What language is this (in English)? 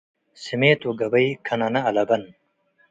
Tigre